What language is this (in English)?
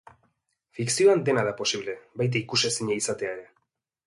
Basque